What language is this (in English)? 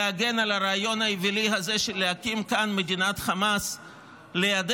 Hebrew